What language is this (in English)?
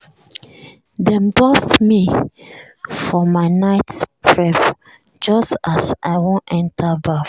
Nigerian Pidgin